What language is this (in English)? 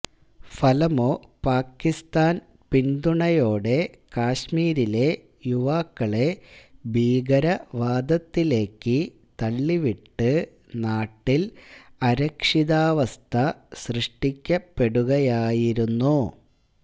Malayalam